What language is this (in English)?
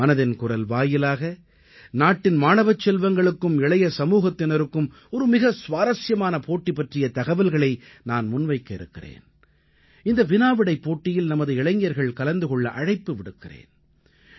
Tamil